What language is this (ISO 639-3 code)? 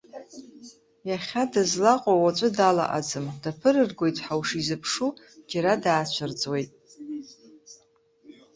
abk